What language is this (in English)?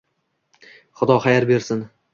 Uzbek